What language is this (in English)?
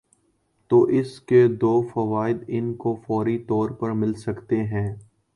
Urdu